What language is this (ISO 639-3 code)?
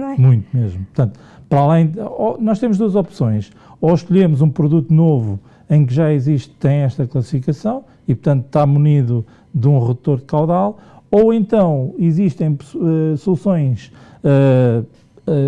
por